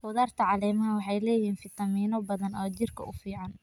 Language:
Somali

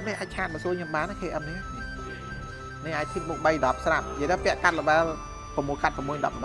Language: Vietnamese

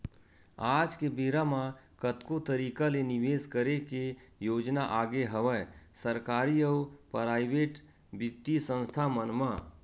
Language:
Chhattisgarhi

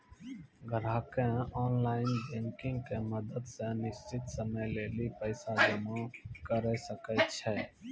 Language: Maithili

